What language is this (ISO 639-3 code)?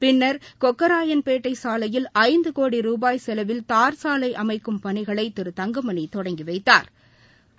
tam